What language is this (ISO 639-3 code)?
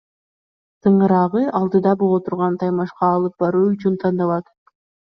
kir